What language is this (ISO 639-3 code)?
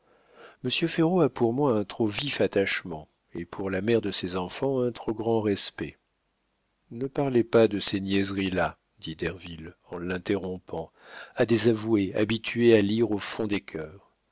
fra